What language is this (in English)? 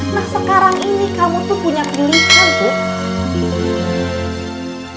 Indonesian